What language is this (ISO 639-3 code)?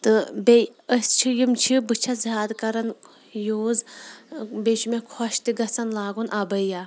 kas